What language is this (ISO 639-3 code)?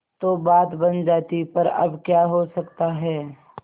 hin